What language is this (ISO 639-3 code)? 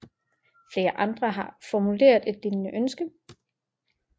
dan